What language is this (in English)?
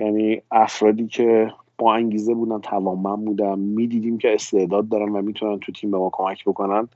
Persian